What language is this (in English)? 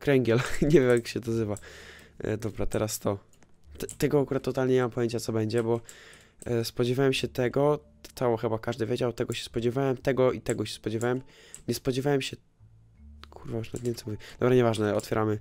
Polish